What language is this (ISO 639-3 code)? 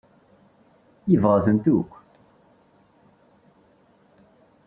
kab